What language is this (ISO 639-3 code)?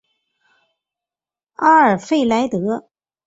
zho